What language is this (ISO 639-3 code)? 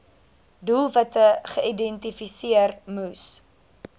afr